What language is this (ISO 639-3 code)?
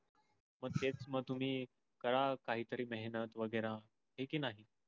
mar